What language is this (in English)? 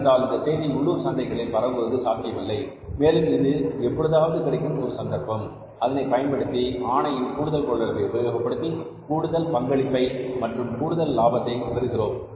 Tamil